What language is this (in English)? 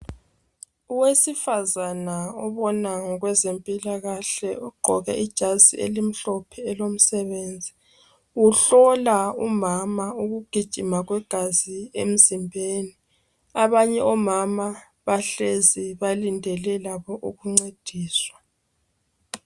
North Ndebele